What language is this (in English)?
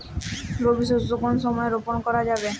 Bangla